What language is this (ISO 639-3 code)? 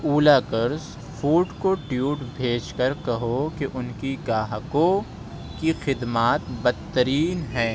urd